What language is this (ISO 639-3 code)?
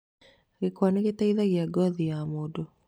kik